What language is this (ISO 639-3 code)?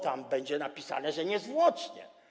pol